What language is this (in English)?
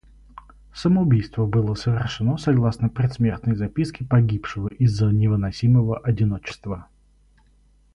Russian